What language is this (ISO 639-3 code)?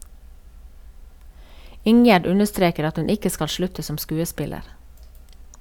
nor